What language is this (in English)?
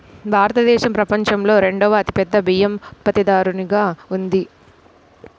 Telugu